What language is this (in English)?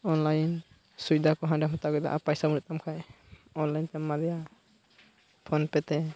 Santali